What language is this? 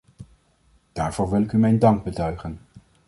Dutch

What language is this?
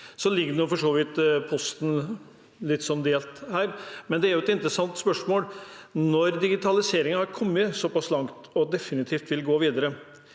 Norwegian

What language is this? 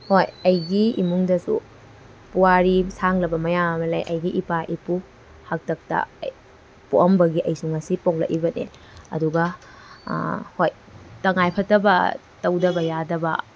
Manipuri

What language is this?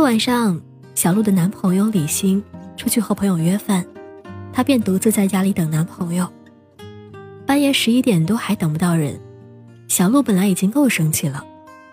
Chinese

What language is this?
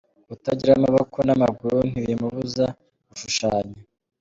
Kinyarwanda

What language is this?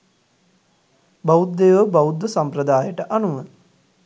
Sinhala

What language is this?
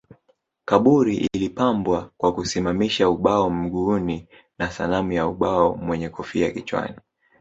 Swahili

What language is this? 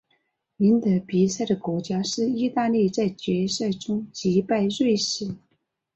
Chinese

